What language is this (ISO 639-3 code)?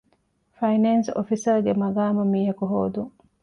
div